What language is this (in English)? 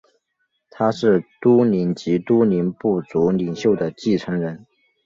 Chinese